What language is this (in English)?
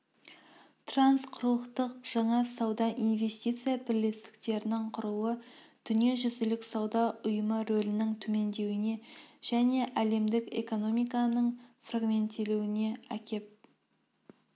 Kazakh